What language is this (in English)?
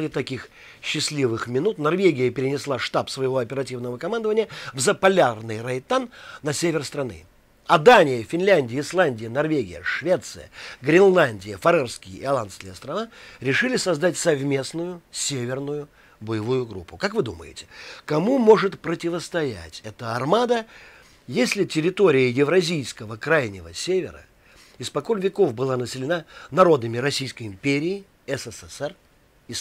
Russian